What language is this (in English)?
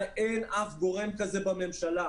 Hebrew